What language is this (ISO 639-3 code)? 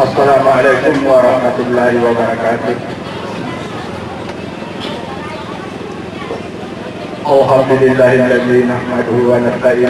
ind